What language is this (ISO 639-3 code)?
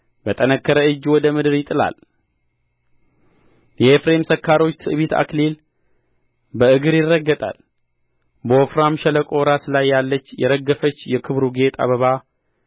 amh